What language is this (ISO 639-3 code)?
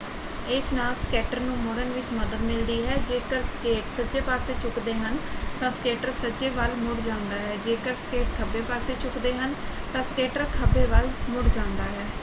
pan